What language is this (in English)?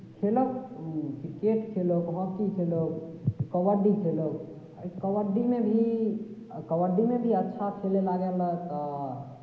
Maithili